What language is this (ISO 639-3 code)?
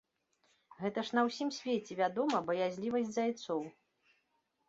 bel